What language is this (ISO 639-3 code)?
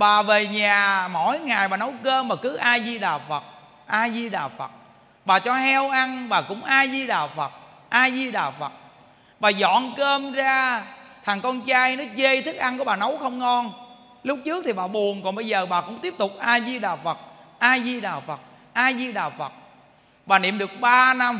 vie